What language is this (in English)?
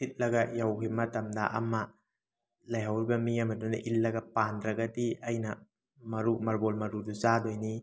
Manipuri